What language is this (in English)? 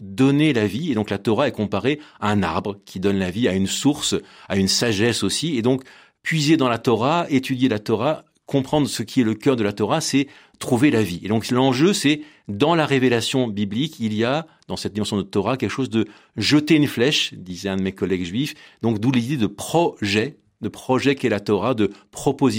French